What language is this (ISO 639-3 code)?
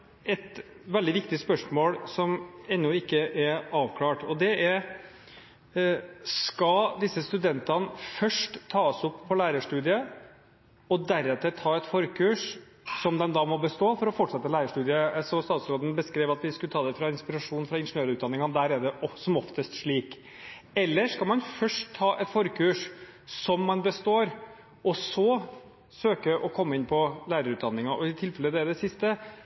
nob